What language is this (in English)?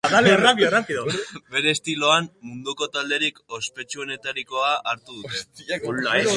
Basque